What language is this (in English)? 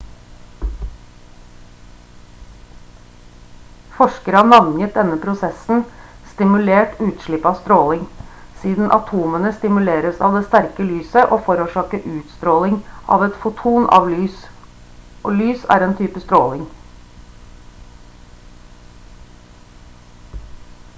Norwegian Bokmål